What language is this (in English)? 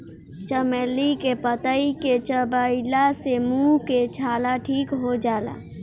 Bhojpuri